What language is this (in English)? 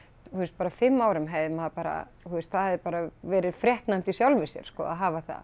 Icelandic